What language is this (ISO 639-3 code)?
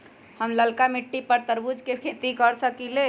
mag